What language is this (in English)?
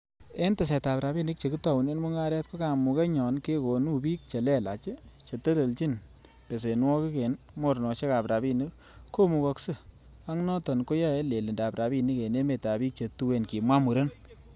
Kalenjin